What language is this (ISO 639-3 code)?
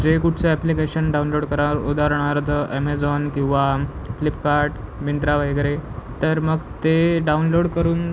mar